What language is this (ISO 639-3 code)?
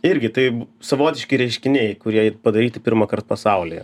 lit